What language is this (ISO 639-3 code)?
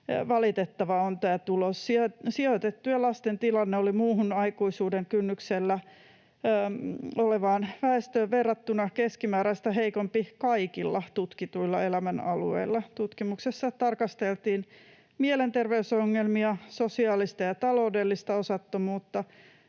fin